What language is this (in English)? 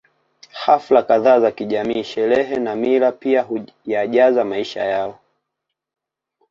Swahili